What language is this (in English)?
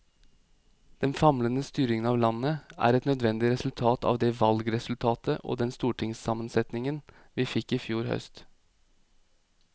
Norwegian